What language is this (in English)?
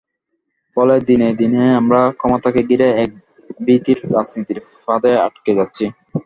Bangla